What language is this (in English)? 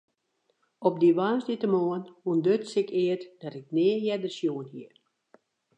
Western Frisian